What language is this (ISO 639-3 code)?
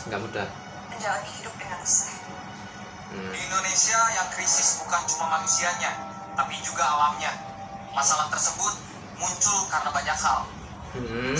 ind